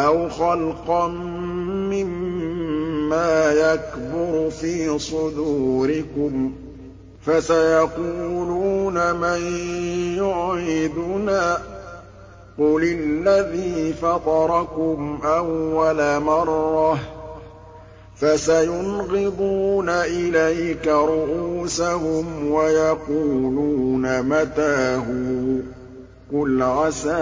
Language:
Arabic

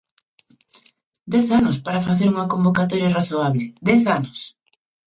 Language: Galician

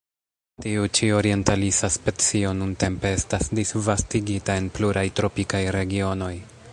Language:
Esperanto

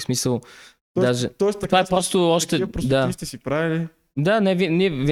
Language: Bulgarian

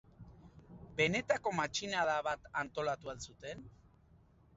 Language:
Basque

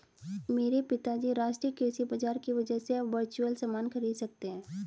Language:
Hindi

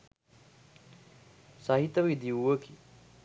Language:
Sinhala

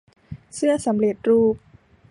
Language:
Thai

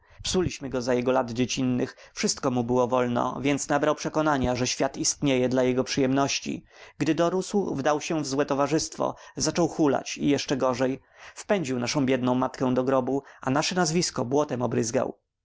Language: Polish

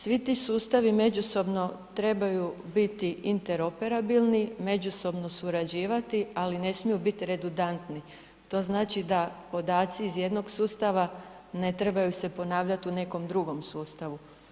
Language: Croatian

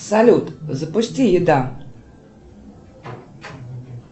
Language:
Russian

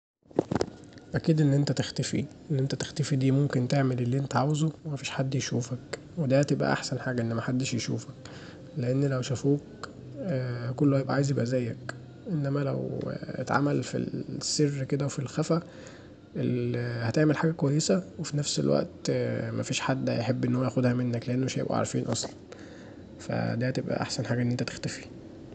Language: Egyptian Arabic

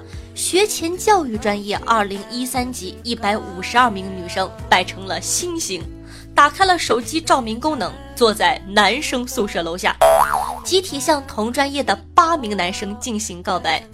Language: Chinese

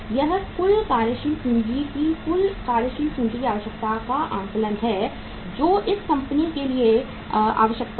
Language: Hindi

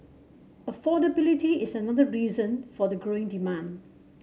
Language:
English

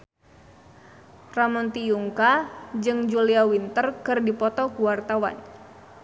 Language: Sundanese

